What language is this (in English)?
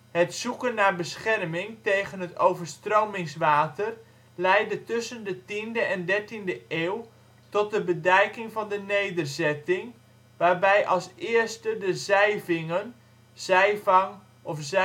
Dutch